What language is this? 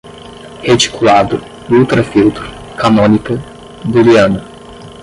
Portuguese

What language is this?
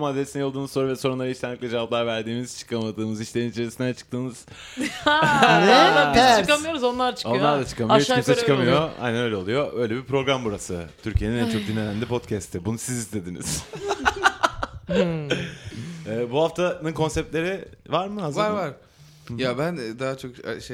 Turkish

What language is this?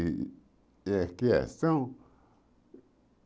Portuguese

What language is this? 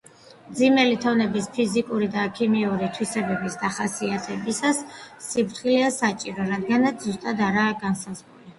Georgian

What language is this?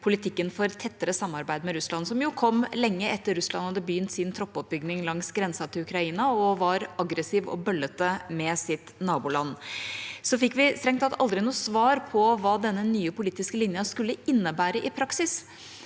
Norwegian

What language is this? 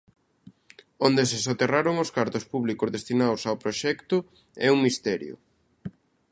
Galician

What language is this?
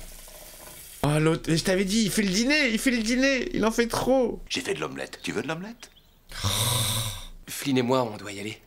French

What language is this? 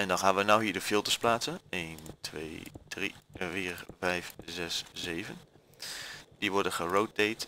Dutch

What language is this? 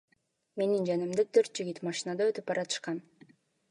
Kyrgyz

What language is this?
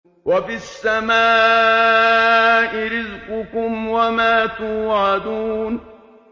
Arabic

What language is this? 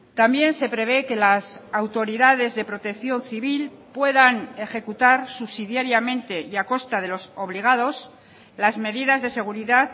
Spanish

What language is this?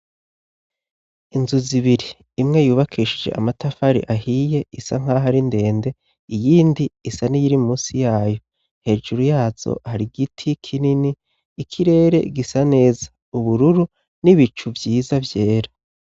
Rundi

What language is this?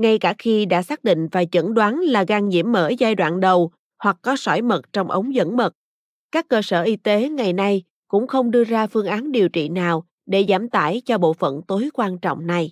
Vietnamese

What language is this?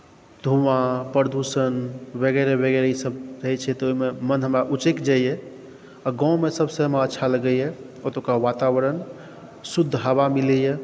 Maithili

